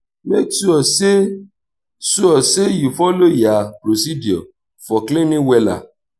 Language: Nigerian Pidgin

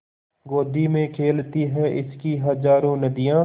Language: Hindi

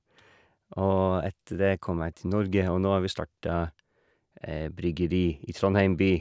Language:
Norwegian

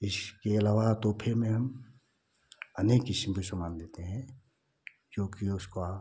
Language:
Hindi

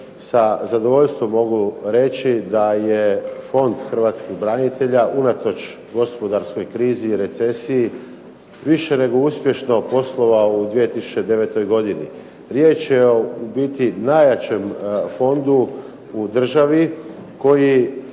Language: Croatian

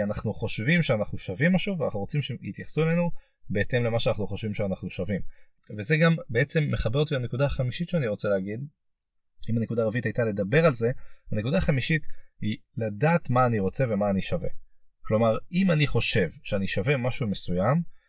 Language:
Hebrew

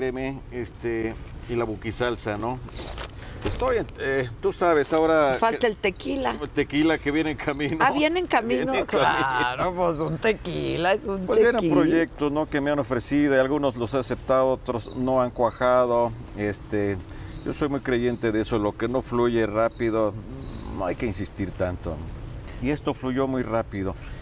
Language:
Spanish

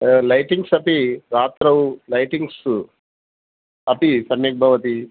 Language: Sanskrit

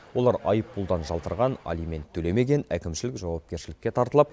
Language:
Kazakh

